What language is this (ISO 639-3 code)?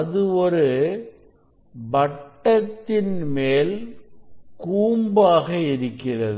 tam